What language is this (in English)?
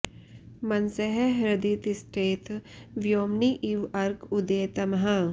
Sanskrit